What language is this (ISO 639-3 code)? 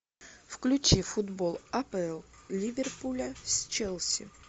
rus